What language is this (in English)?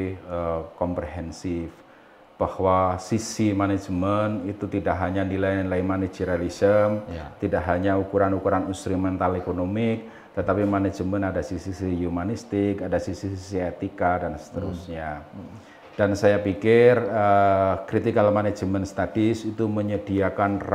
Indonesian